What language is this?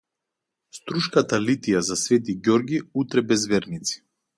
Macedonian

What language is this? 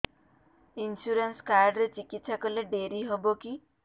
Odia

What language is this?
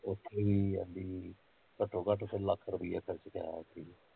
Punjabi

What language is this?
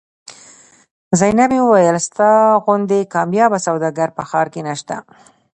Pashto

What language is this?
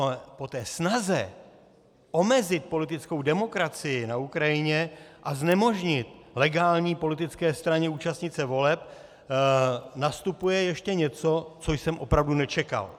Czech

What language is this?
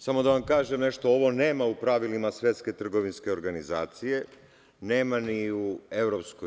Serbian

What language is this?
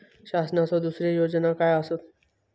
Marathi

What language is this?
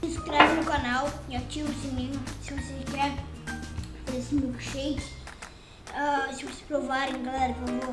Portuguese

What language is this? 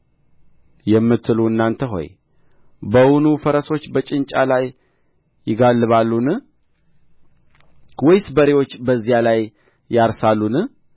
Amharic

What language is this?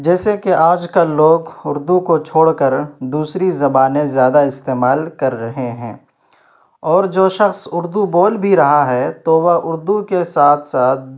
Urdu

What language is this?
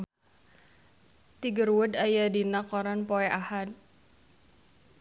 Sundanese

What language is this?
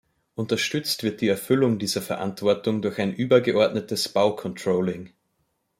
German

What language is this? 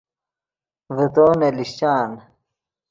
Yidgha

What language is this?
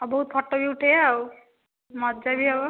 Odia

